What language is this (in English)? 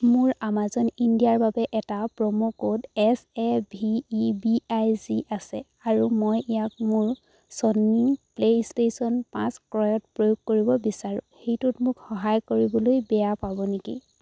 Assamese